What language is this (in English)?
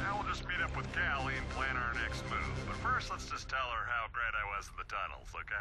English